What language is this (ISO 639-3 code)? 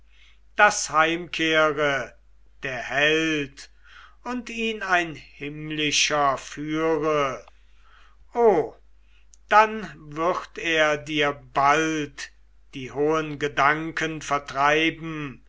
deu